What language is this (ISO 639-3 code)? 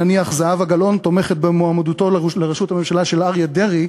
heb